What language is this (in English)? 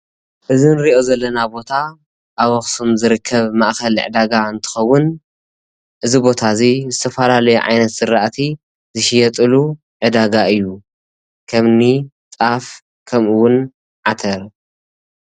Tigrinya